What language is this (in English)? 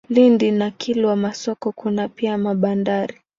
Swahili